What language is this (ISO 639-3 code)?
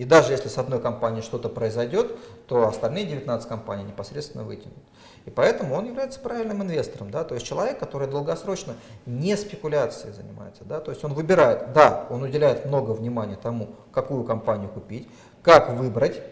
rus